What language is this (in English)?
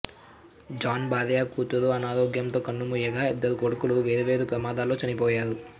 Telugu